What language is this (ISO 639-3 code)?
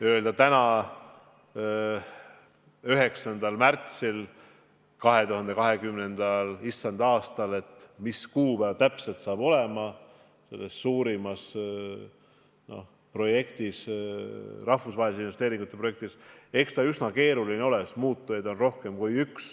est